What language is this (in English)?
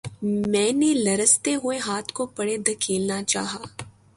Urdu